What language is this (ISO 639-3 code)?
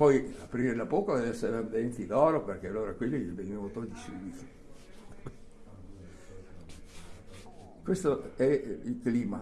ita